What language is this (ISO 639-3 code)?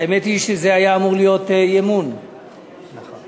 heb